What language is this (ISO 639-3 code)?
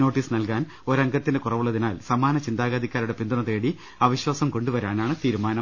mal